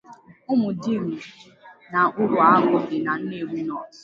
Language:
Igbo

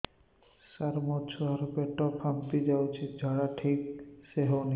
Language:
Odia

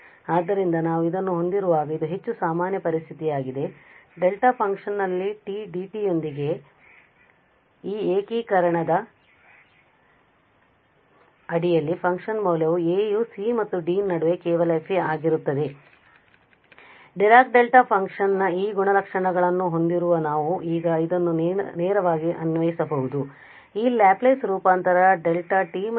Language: Kannada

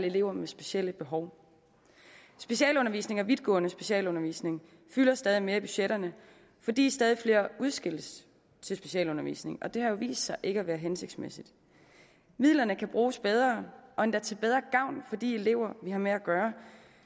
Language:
Danish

